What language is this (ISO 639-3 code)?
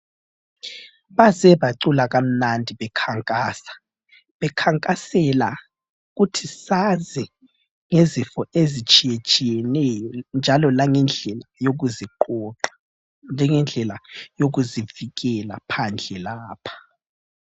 nde